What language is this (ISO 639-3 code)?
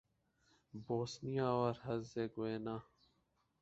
urd